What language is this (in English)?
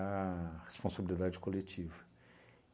Portuguese